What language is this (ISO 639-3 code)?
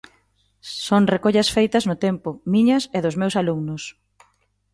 glg